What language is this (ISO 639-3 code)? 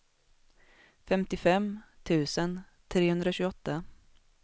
swe